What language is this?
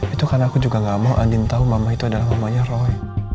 Indonesian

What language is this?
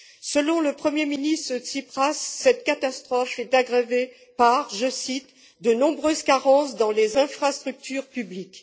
French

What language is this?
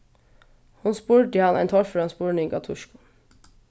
Faroese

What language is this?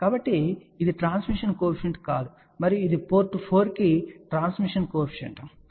Telugu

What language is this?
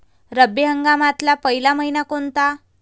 Marathi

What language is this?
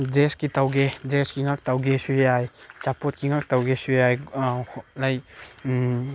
Manipuri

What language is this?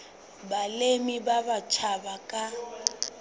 Southern Sotho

